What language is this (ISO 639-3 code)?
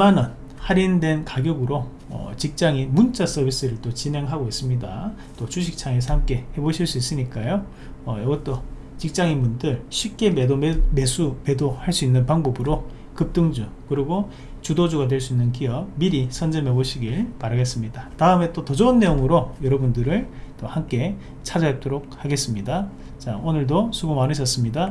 kor